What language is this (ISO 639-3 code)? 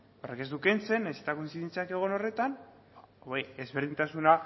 eus